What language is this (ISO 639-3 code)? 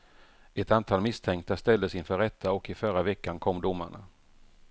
swe